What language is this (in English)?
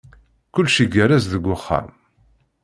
Kabyle